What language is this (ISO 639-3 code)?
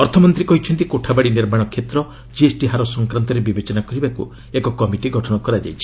ori